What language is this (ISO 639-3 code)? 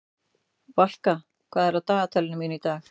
isl